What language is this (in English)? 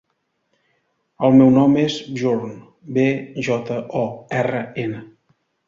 Catalan